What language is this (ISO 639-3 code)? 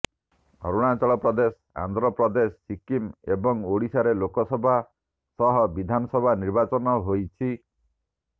ori